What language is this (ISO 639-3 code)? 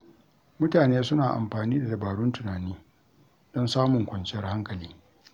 hau